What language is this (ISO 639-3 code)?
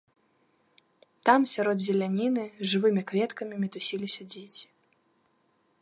bel